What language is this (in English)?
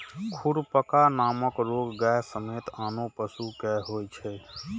Maithili